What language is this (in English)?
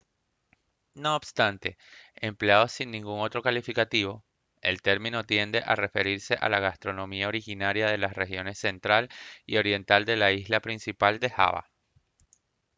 Spanish